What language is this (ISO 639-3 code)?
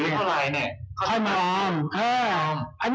tha